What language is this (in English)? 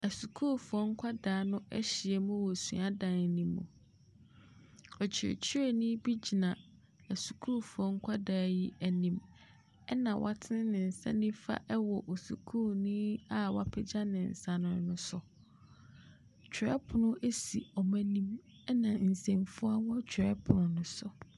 Akan